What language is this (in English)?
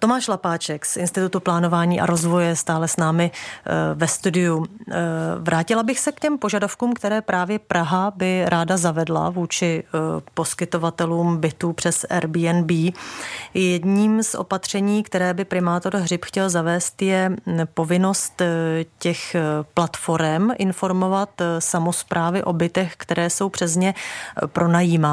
Czech